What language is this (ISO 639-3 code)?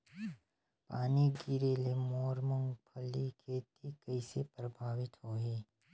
hne